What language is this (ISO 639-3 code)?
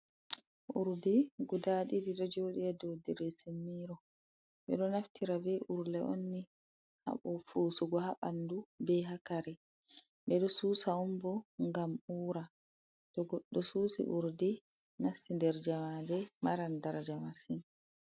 ful